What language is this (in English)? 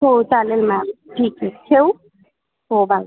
Marathi